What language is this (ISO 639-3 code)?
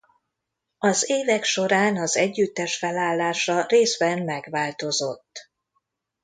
hun